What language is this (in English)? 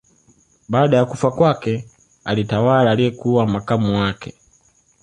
Swahili